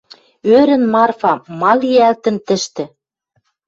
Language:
Western Mari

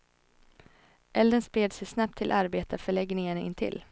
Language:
Swedish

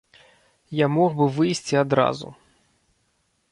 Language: Belarusian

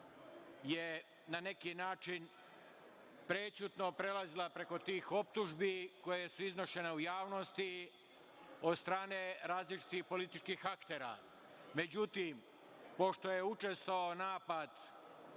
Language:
Serbian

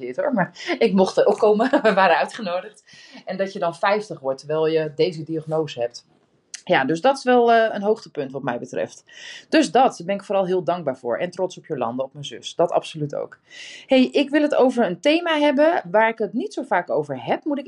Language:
Dutch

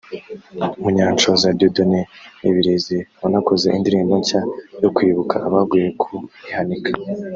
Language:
Kinyarwanda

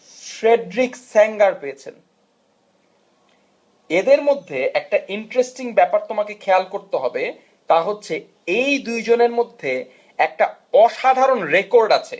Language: Bangla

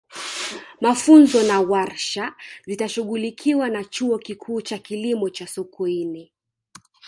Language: Swahili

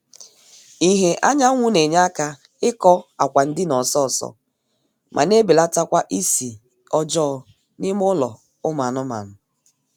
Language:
Igbo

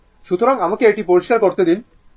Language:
Bangla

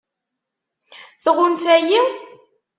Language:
Kabyle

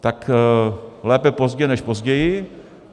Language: Czech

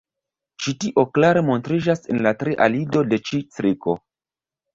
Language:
Esperanto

